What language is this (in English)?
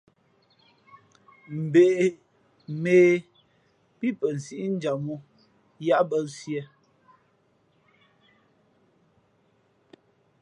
Fe'fe'